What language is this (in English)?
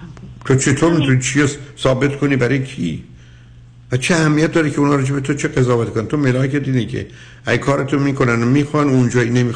Persian